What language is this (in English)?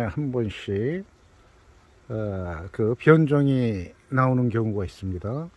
Korean